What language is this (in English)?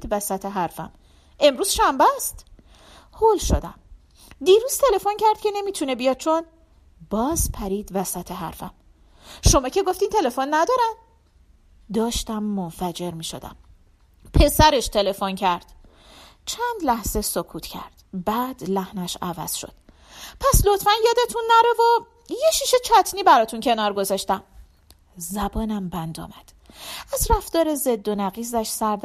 Persian